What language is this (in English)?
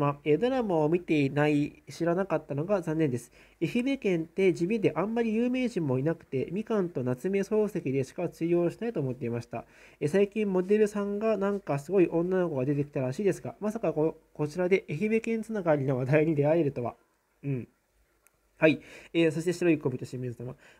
Japanese